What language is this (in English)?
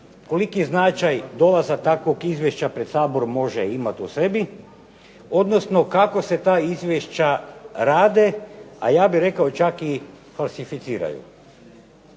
Croatian